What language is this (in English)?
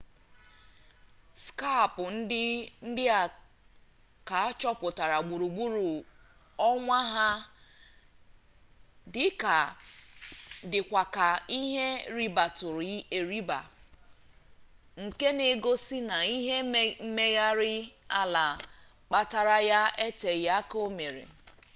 Igbo